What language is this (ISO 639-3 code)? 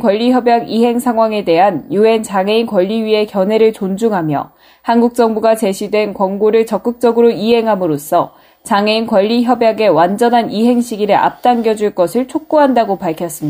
kor